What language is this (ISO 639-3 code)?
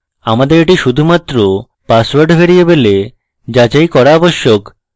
ben